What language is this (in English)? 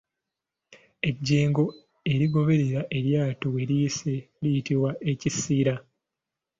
Ganda